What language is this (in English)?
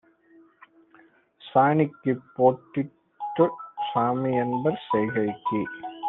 Tamil